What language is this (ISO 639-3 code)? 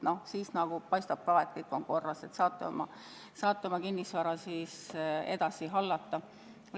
est